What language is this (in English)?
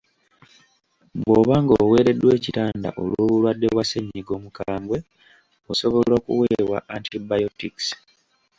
Ganda